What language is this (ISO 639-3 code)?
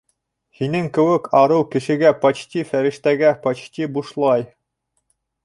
bak